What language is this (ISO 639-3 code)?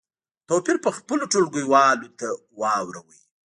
pus